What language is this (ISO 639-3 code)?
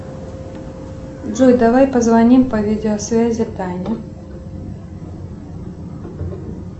rus